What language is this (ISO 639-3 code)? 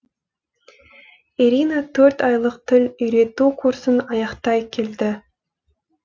kaz